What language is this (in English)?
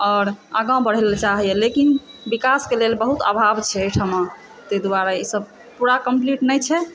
Maithili